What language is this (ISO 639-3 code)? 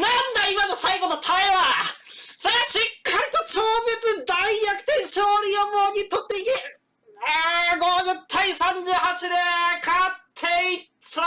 jpn